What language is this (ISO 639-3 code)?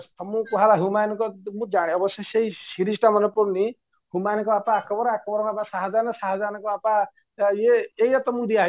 ori